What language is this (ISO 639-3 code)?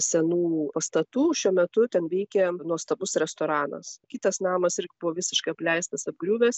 lit